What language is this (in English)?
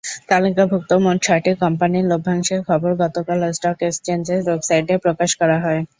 Bangla